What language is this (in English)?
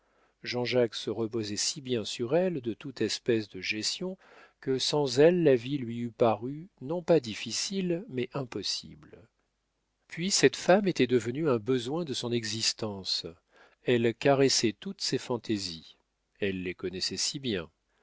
French